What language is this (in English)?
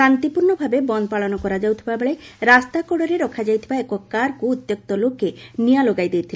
Odia